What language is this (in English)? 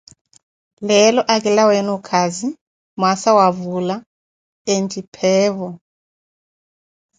Koti